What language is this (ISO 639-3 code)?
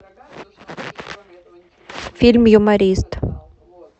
rus